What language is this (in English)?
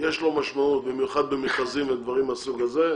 Hebrew